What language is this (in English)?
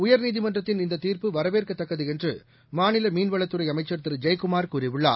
Tamil